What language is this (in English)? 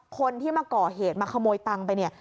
Thai